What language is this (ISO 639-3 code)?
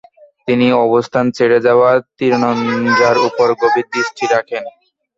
ben